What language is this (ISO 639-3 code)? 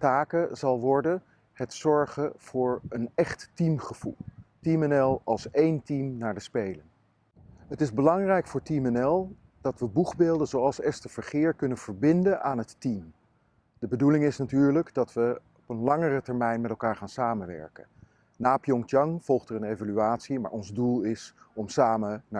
nld